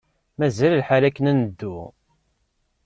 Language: Kabyle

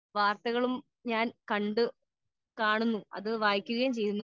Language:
Malayalam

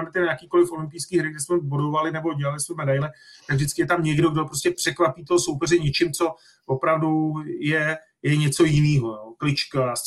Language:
Czech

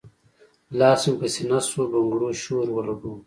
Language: Pashto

